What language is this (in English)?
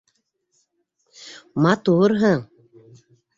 Bashkir